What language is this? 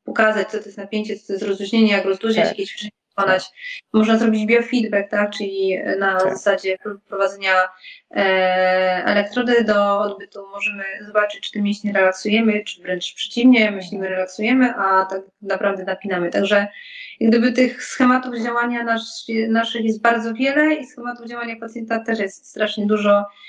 Polish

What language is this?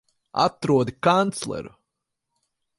Latvian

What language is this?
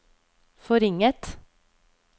Norwegian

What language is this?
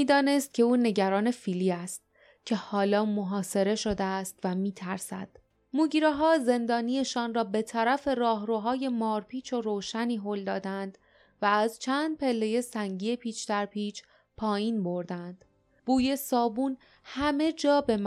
Persian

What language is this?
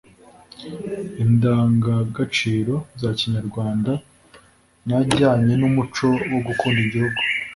Kinyarwanda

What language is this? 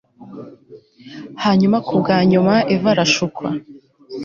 Kinyarwanda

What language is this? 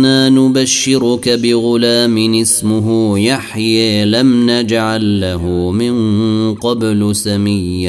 Arabic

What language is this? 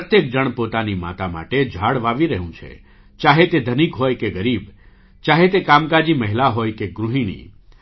Gujarati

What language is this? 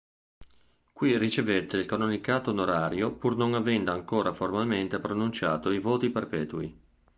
Italian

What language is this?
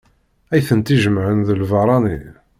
Kabyle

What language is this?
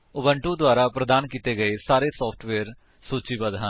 Punjabi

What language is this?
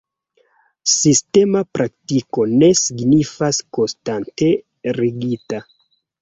Esperanto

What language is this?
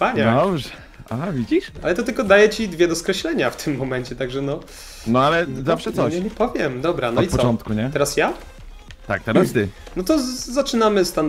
Polish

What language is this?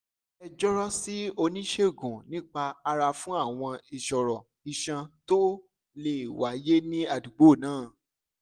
Yoruba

